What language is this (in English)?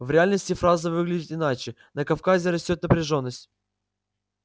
Russian